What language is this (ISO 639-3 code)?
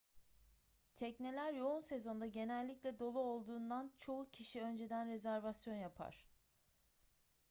tur